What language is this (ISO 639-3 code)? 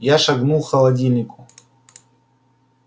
rus